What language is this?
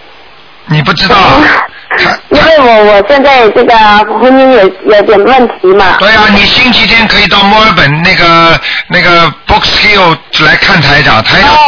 Chinese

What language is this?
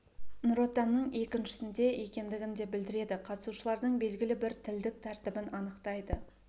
Kazakh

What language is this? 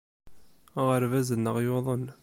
Kabyle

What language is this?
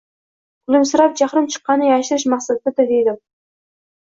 Uzbek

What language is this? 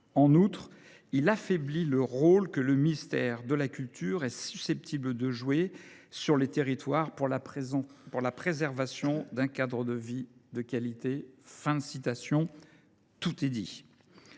French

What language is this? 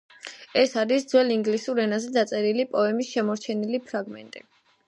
Georgian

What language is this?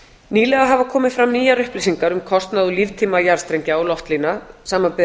Icelandic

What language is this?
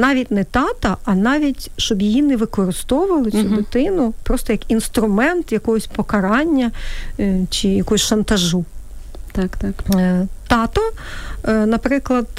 Ukrainian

